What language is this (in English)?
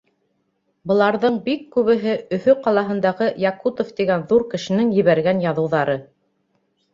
Bashkir